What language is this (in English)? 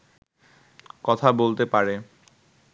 Bangla